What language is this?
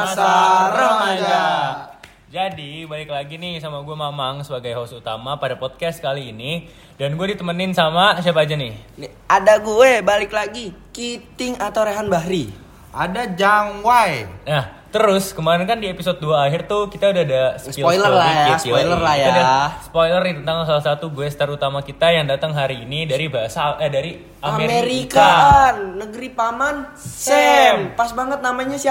Indonesian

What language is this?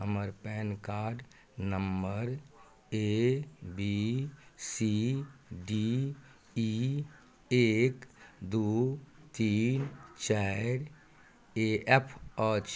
Maithili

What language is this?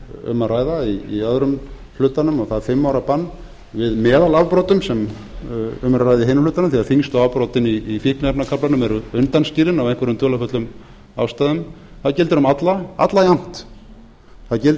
Icelandic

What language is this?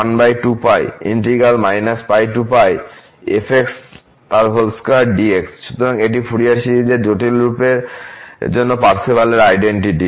Bangla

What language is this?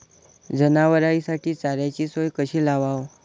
Marathi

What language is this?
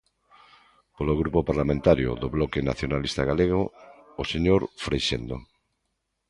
Galician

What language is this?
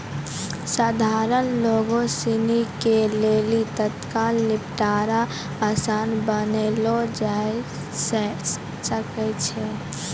Maithili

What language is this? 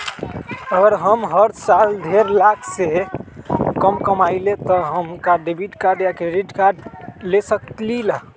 Magahi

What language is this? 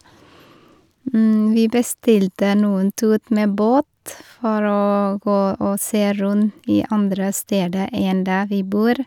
Norwegian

